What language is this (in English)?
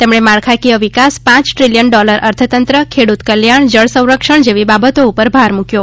Gujarati